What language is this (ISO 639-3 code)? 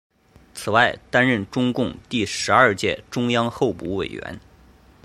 zho